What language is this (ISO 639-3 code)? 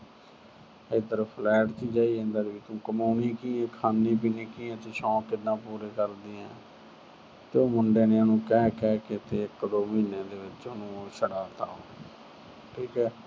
pan